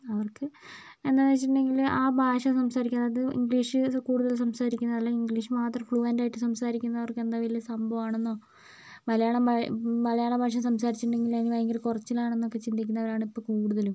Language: Malayalam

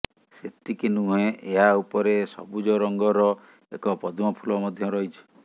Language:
Odia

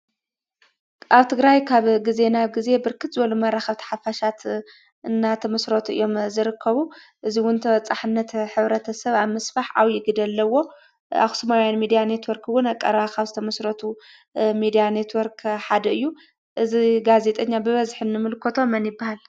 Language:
Tigrinya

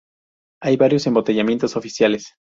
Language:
Spanish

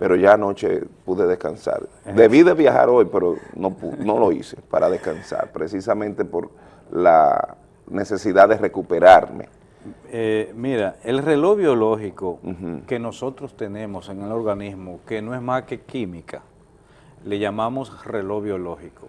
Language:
Spanish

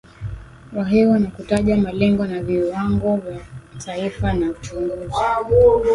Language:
Swahili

